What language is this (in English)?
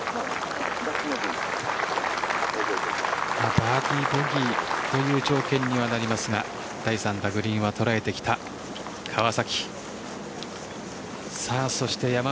Japanese